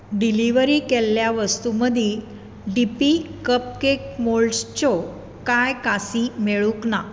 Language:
Konkani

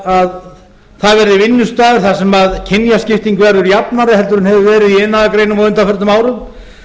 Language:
Icelandic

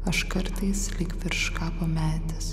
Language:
Lithuanian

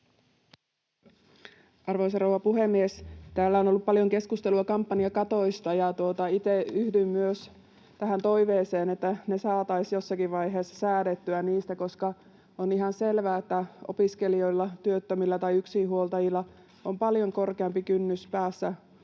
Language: Finnish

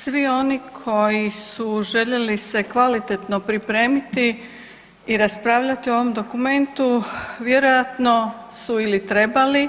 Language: Croatian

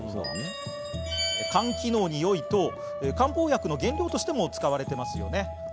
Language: Japanese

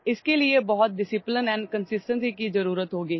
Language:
Assamese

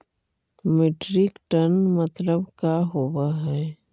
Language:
Magahi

